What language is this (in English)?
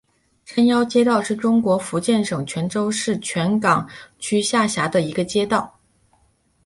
Chinese